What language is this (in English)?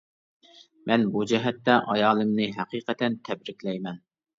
Uyghur